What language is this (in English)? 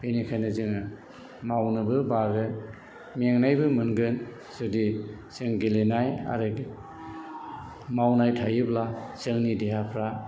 Bodo